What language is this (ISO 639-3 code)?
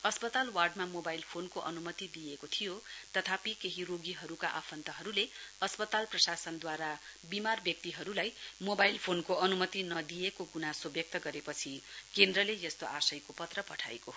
nep